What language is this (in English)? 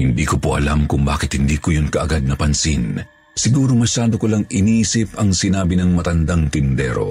Filipino